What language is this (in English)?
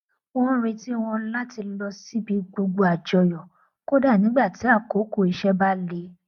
Yoruba